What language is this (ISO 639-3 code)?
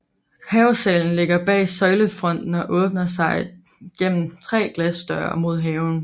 dan